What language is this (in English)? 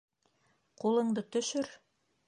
Bashkir